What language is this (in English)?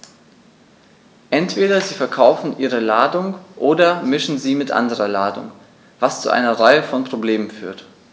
German